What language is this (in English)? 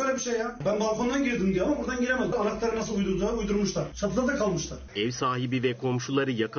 Turkish